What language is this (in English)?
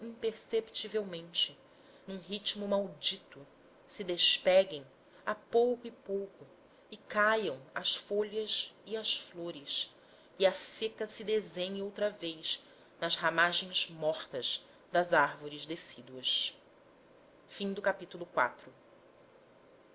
Portuguese